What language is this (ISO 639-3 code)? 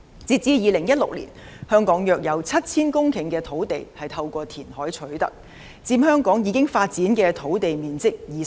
yue